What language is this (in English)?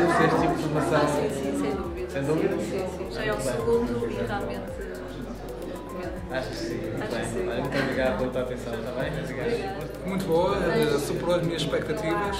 Portuguese